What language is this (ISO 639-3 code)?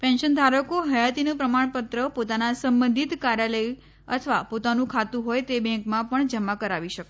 guj